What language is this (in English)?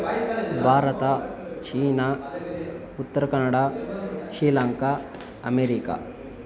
Kannada